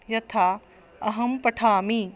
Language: Sanskrit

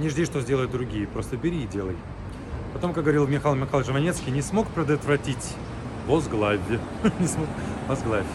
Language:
Russian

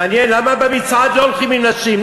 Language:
Hebrew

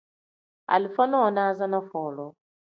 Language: Tem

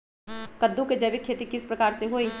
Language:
Magahi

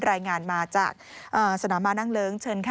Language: Thai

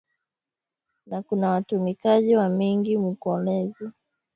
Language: Swahili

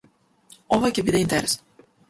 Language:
Macedonian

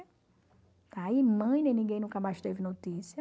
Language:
Portuguese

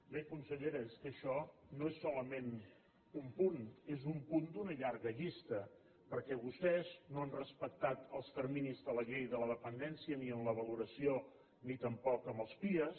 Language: Catalan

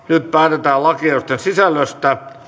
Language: Finnish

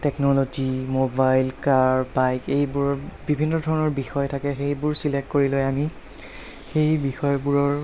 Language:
Assamese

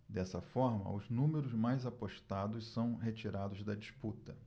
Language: Portuguese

